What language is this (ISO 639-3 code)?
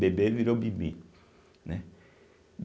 por